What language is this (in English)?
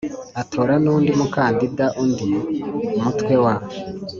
Kinyarwanda